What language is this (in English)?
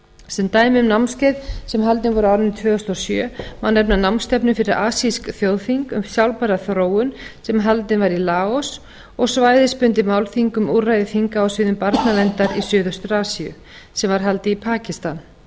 Icelandic